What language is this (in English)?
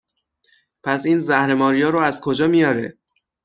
Persian